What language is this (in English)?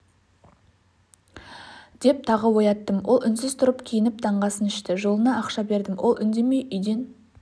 Kazakh